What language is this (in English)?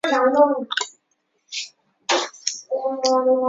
Chinese